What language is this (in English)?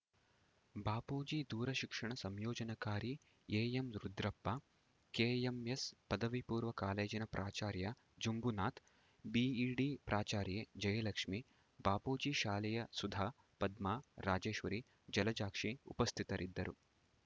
Kannada